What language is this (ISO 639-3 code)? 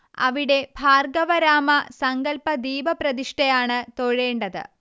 mal